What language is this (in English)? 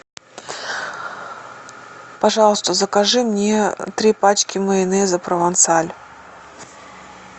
Russian